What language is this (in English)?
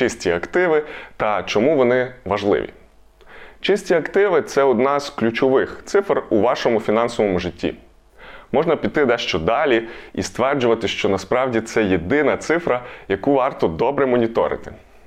Ukrainian